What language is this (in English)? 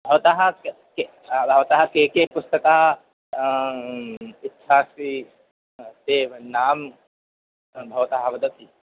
Sanskrit